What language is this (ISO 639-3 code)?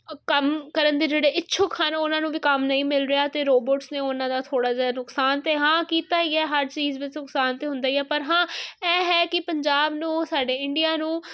pan